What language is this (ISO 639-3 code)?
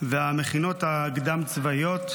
heb